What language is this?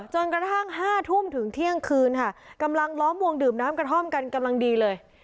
Thai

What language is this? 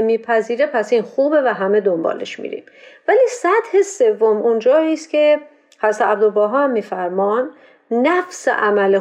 Persian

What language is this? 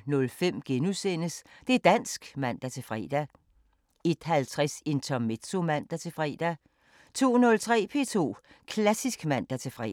Danish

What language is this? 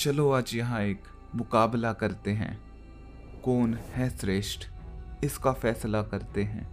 Hindi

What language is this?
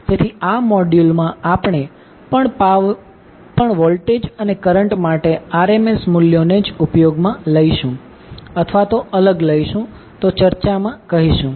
Gujarati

